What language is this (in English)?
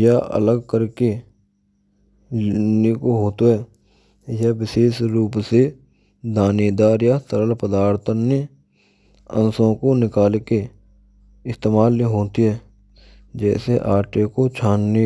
Braj